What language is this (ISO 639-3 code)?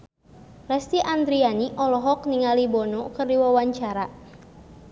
sun